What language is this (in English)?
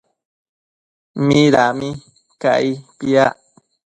Matsés